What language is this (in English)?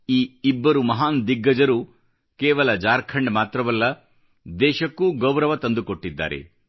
Kannada